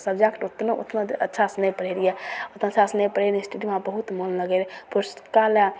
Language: Maithili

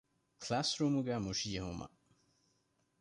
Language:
Divehi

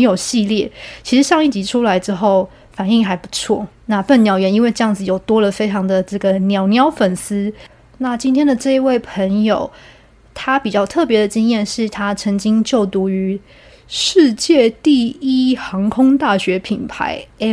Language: Chinese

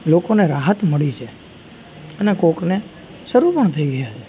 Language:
Gujarati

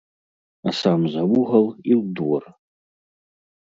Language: Belarusian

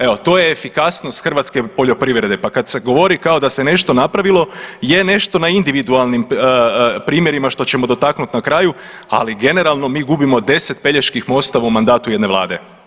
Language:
Croatian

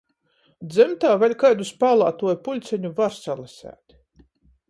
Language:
Latgalian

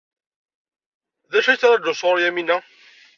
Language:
Kabyle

